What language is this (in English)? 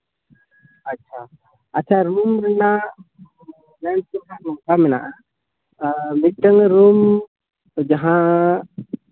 Santali